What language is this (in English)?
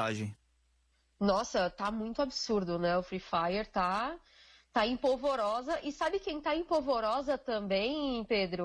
Portuguese